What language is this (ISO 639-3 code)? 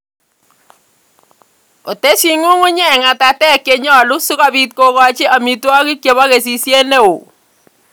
kln